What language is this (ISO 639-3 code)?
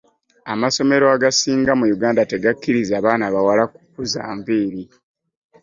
lug